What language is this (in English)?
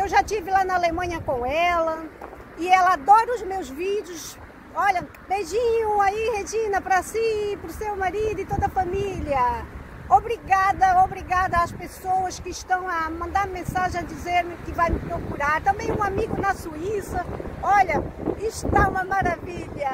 Portuguese